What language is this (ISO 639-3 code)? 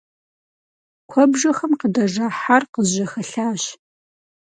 kbd